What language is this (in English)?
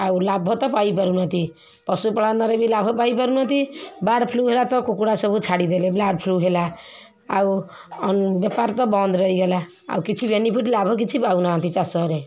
Odia